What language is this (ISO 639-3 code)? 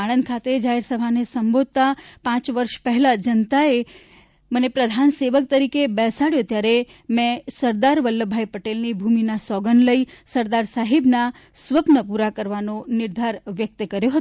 guj